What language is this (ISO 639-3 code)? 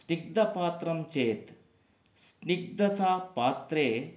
san